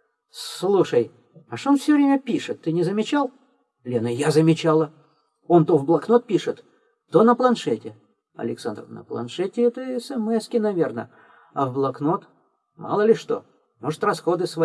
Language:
Russian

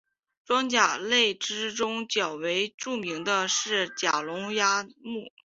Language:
Chinese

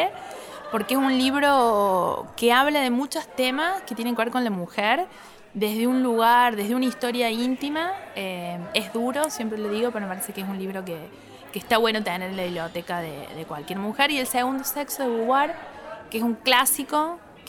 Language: Spanish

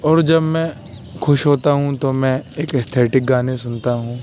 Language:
Urdu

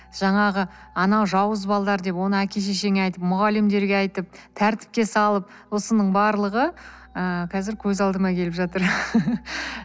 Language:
Kazakh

